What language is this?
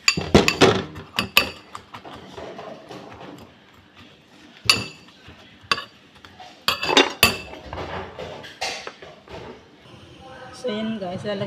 Filipino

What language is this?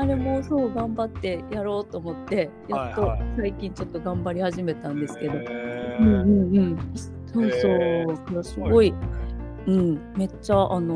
Japanese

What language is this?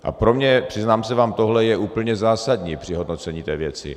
Czech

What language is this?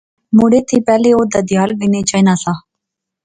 Pahari-Potwari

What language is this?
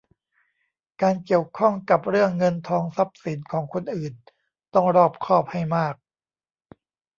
Thai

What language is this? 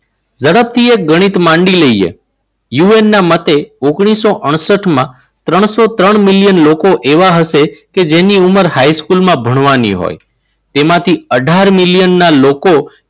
Gujarati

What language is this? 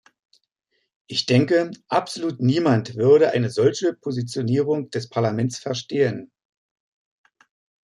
German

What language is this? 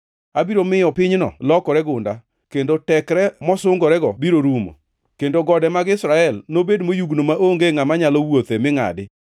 Luo (Kenya and Tanzania)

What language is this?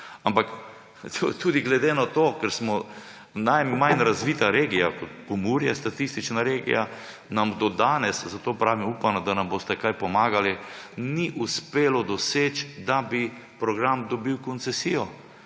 Slovenian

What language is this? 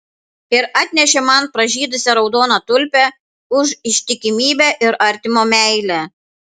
Lithuanian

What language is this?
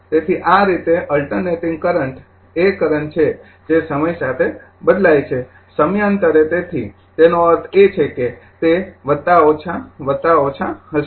Gujarati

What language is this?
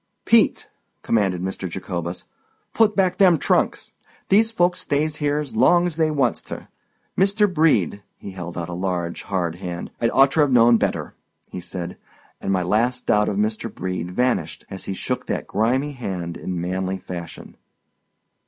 English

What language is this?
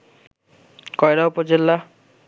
Bangla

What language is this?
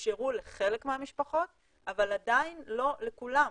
Hebrew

